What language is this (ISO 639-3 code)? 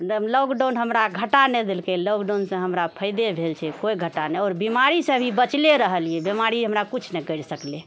mai